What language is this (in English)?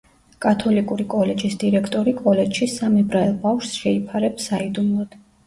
Georgian